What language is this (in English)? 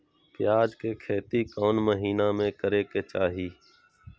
Magahi